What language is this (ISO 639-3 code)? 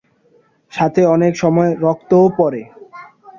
ben